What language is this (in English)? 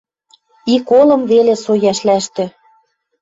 Western Mari